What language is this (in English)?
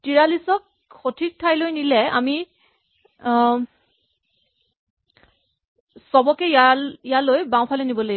Assamese